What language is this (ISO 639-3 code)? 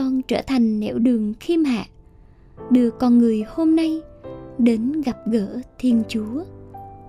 vie